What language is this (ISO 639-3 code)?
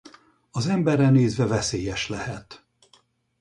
hun